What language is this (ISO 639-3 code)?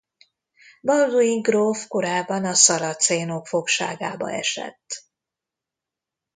hun